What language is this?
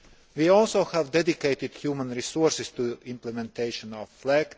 English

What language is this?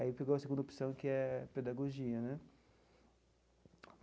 Portuguese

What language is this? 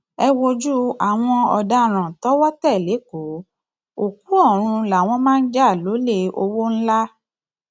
Yoruba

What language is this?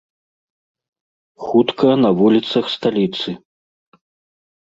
Belarusian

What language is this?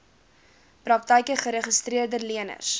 Afrikaans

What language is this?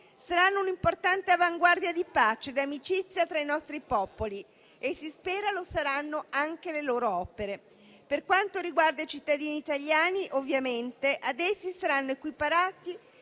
Italian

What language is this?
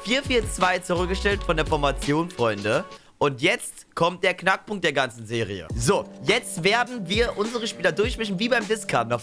German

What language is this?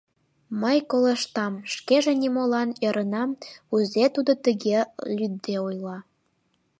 Mari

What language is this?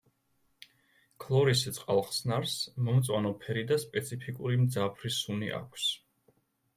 Georgian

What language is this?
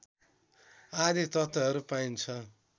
Nepali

